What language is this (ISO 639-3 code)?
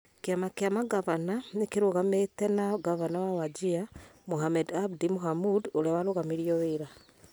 kik